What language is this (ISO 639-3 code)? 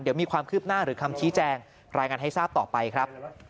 tha